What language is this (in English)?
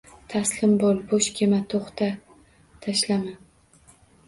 Uzbek